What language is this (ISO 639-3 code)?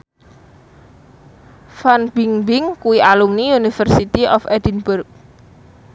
jav